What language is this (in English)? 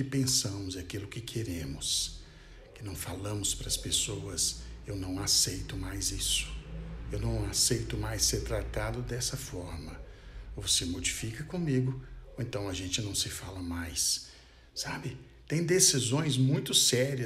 Portuguese